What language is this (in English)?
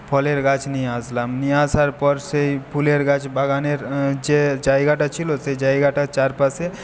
Bangla